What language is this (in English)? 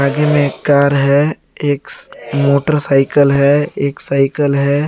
Hindi